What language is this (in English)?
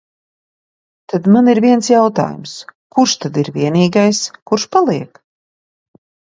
Latvian